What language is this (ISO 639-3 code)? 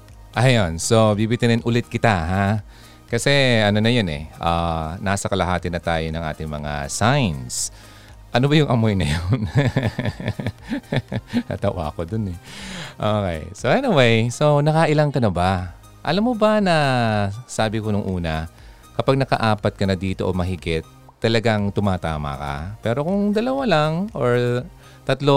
fil